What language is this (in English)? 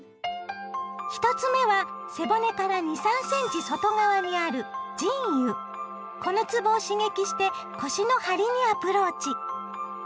Japanese